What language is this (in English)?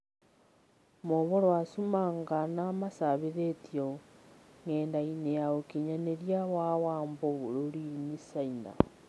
Kikuyu